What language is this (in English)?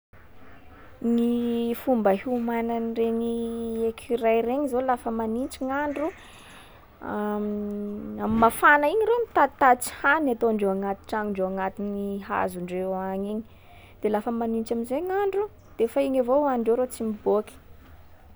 Sakalava Malagasy